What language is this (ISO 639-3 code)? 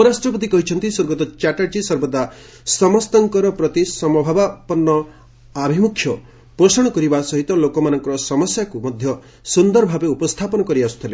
ori